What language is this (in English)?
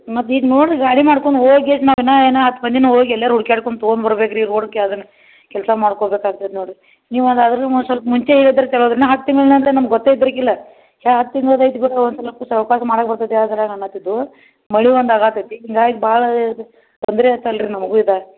Kannada